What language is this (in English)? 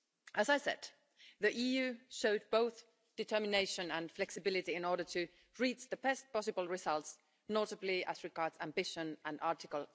English